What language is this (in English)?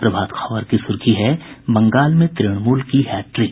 Hindi